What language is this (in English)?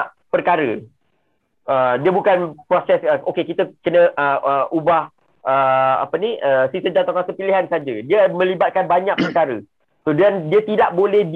Malay